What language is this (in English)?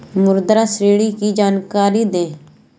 Hindi